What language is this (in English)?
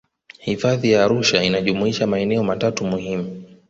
Swahili